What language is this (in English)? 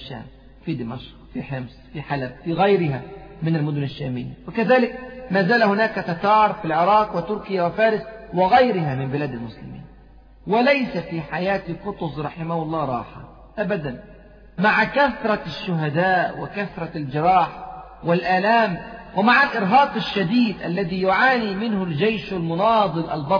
Arabic